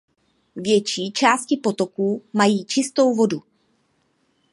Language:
Czech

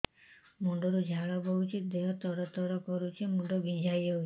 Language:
Odia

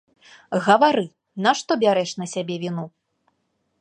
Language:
Belarusian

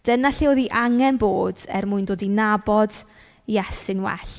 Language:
Welsh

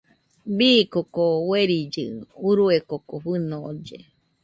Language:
Nüpode Huitoto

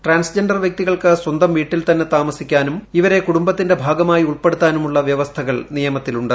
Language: Malayalam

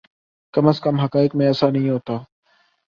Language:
Urdu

